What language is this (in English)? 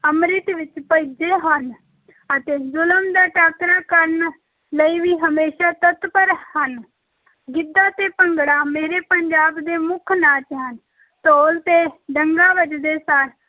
Punjabi